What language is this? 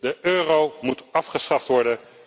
Dutch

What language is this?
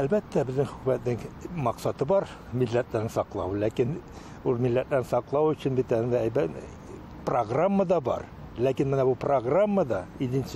Turkish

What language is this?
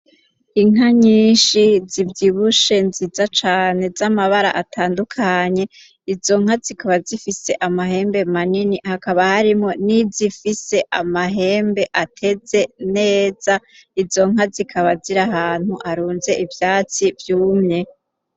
Rundi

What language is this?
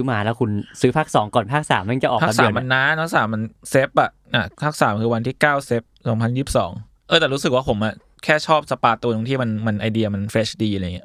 Thai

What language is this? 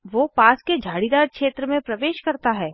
Hindi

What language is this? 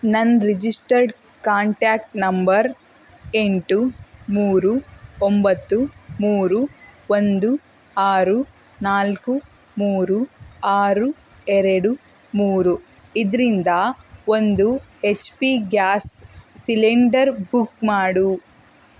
Kannada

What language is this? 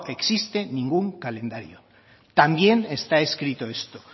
Spanish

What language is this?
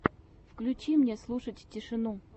Russian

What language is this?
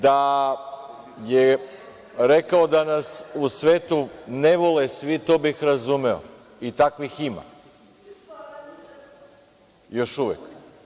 Serbian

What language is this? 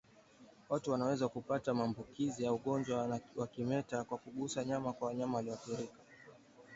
Swahili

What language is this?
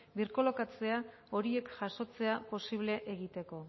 Basque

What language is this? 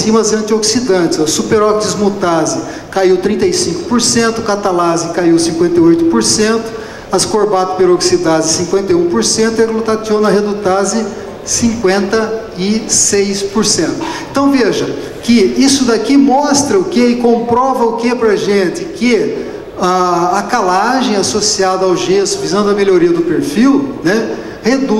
Portuguese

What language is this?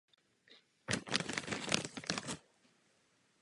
Czech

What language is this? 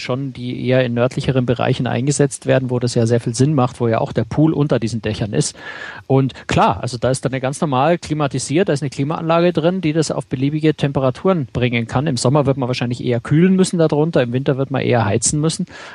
German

